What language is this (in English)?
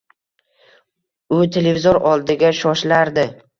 Uzbek